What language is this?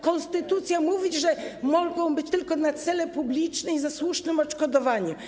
Polish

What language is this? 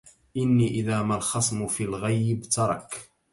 Arabic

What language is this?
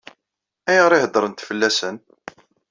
Kabyle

